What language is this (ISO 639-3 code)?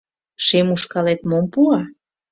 chm